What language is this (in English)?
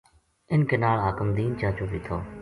Gujari